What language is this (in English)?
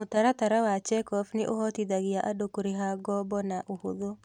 Kikuyu